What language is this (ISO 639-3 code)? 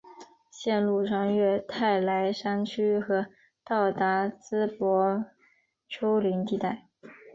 zho